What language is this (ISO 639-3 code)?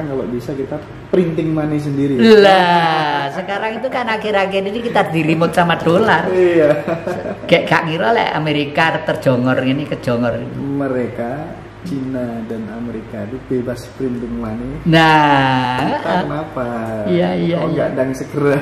ind